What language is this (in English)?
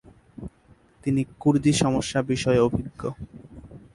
Bangla